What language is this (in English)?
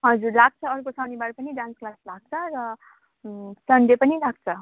Nepali